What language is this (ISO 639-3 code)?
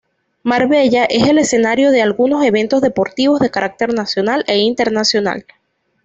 spa